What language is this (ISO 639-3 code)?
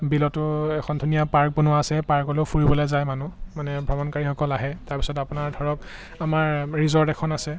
asm